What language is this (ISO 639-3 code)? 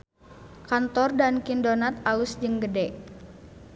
sun